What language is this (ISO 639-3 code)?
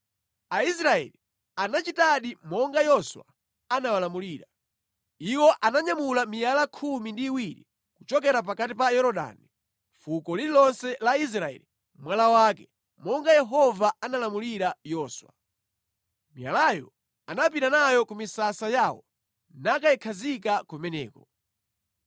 nya